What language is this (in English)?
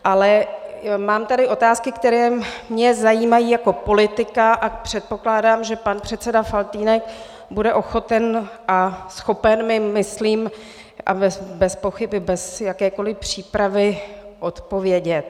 Czech